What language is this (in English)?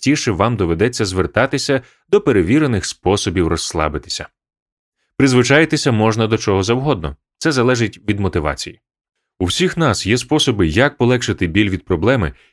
Ukrainian